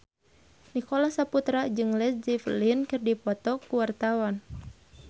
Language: Sundanese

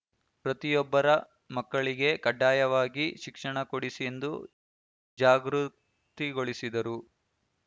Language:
Kannada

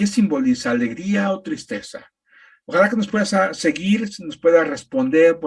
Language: Spanish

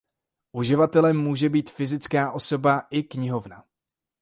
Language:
Czech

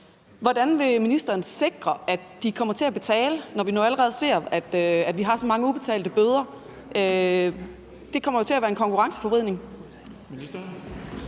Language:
Danish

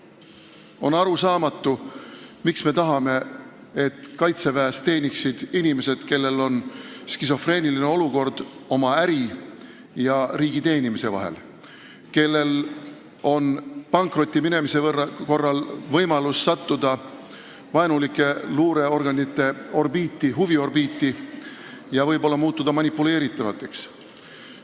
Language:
Estonian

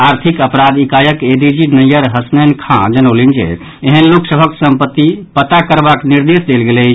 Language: Maithili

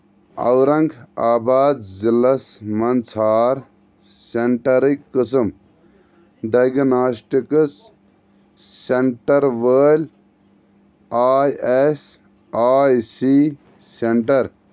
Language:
Kashmiri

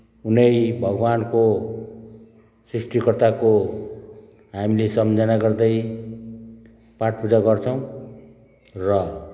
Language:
Nepali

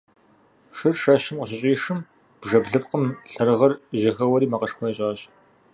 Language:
Kabardian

